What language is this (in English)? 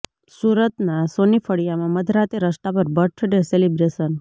Gujarati